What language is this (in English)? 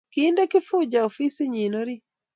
Kalenjin